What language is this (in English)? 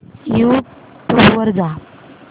Marathi